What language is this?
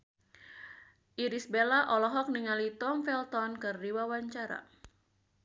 Sundanese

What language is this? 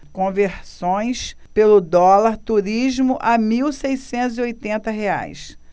Portuguese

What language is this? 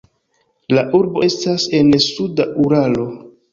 Esperanto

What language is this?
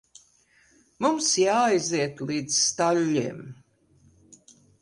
Latvian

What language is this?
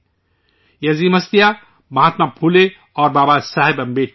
Urdu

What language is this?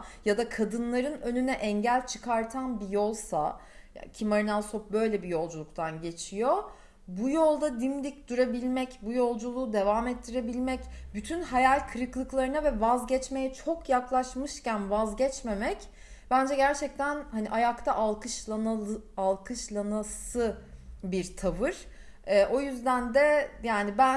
Turkish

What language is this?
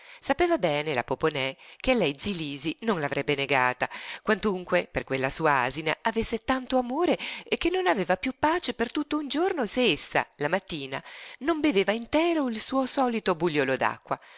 Italian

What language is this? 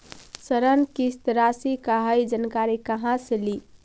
Magahi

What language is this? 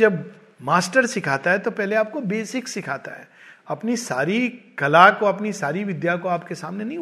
Hindi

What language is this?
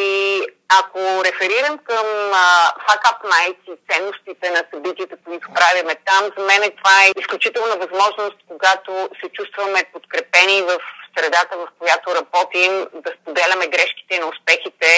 Bulgarian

